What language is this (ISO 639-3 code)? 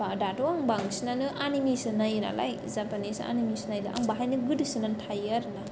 brx